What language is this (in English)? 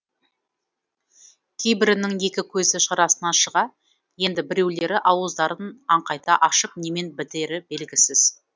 Kazakh